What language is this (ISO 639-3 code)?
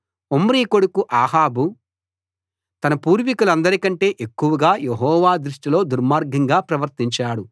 tel